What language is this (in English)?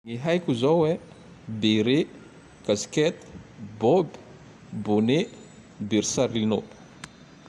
Tandroy-Mahafaly Malagasy